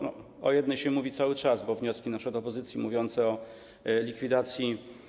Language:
Polish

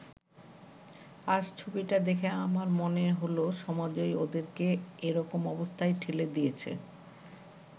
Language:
Bangla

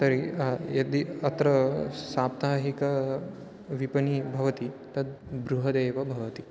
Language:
Sanskrit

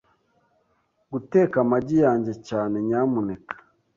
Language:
Kinyarwanda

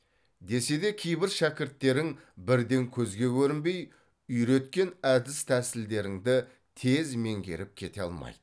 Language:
Kazakh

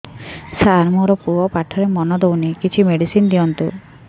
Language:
Odia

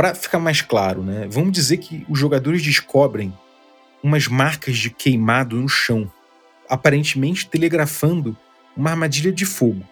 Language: Portuguese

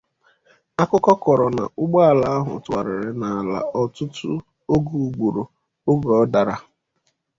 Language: Igbo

